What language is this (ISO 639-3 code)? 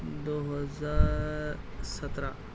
urd